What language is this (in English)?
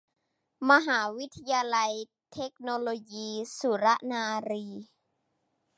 Thai